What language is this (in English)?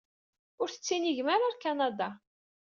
Kabyle